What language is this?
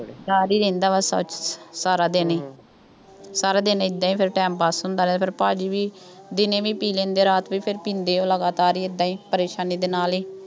Punjabi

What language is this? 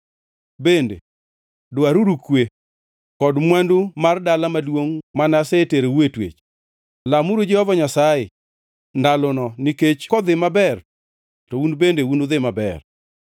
Luo (Kenya and Tanzania)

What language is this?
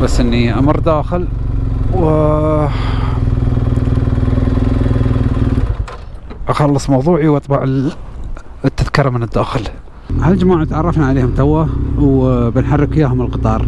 Arabic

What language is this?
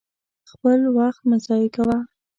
Pashto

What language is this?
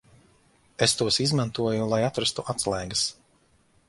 Latvian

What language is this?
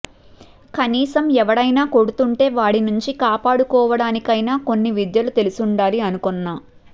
Telugu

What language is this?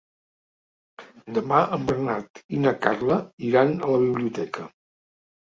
Catalan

